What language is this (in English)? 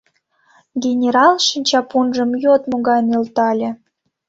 Mari